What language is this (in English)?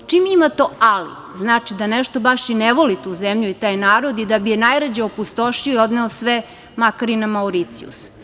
Serbian